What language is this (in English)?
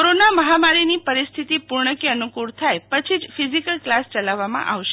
Gujarati